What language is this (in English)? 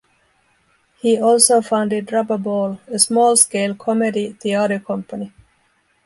English